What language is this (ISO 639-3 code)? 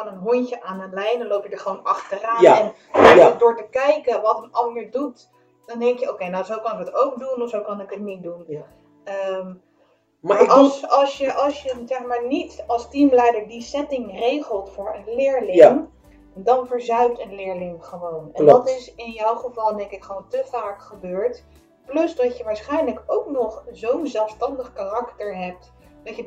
nld